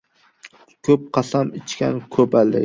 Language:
Uzbek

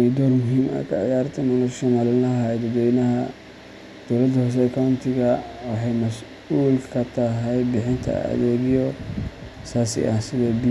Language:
Somali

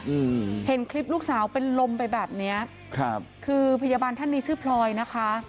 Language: Thai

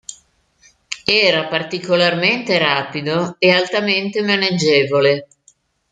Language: Italian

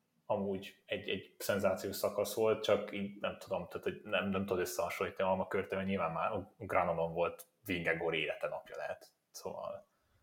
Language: Hungarian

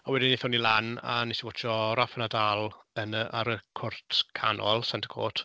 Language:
Welsh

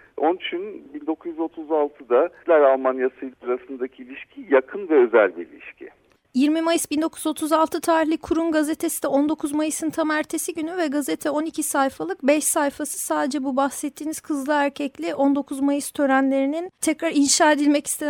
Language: Turkish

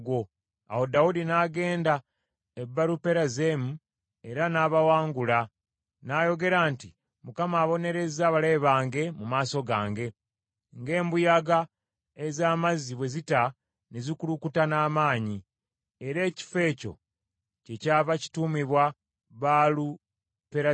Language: Ganda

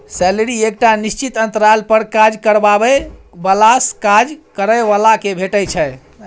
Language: Maithili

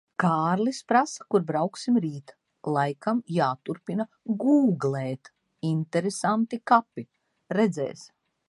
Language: Latvian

